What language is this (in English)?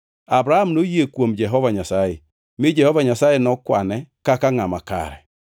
Luo (Kenya and Tanzania)